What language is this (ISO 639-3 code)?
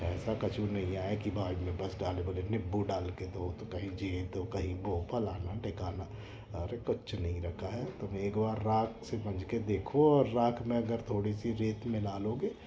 hin